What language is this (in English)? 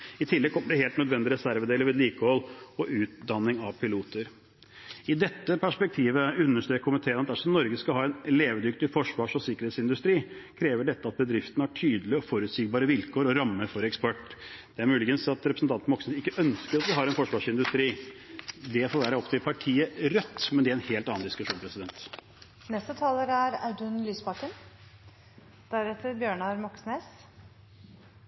Norwegian Bokmål